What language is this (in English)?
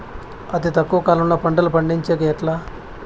Telugu